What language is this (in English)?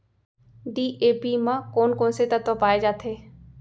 Chhattisgarhi